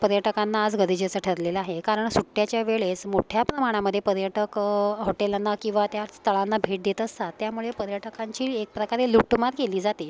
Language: Marathi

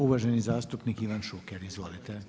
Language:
Croatian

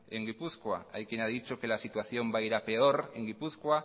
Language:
Spanish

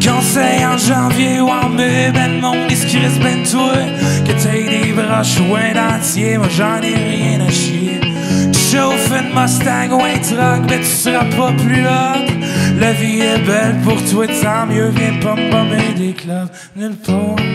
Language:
Dutch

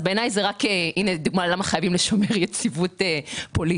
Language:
Hebrew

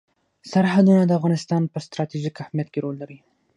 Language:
Pashto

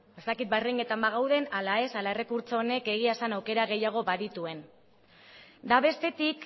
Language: Basque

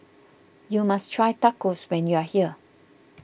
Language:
English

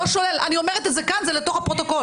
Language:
Hebrew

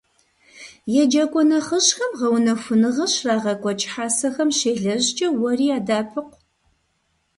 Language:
Kabardian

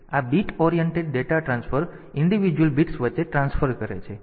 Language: Gujarati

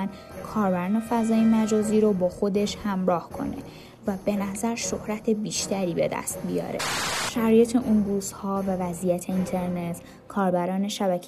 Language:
Persian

